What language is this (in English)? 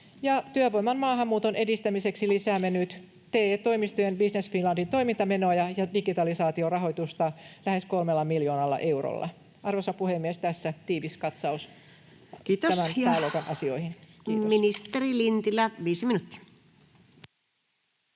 Finnish